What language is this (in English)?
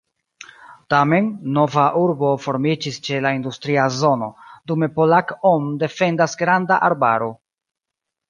Esperanto